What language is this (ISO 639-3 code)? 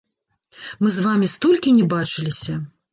bel